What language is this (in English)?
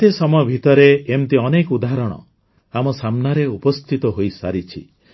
Odia